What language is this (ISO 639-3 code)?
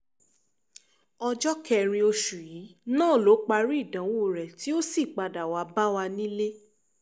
yor